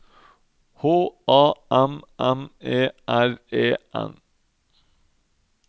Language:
Norwegian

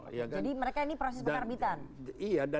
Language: Indonesian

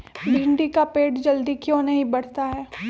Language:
Magahi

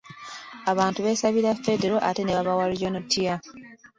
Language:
Ganda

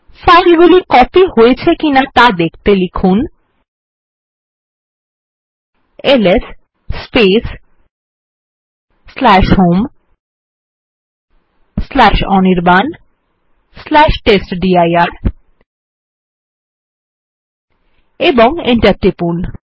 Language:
Bangla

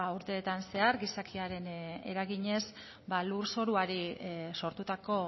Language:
Basque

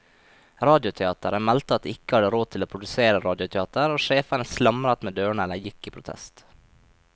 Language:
Norwegian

